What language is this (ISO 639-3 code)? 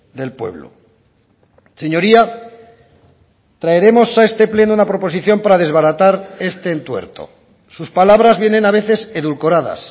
spa